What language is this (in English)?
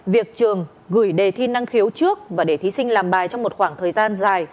Vietnamese